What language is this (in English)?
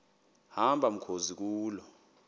Xhosa